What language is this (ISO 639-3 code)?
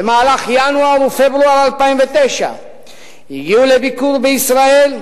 heb